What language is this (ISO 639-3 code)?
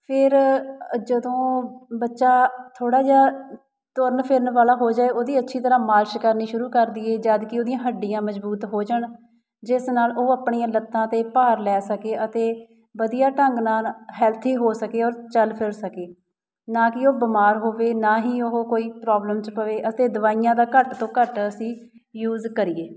pan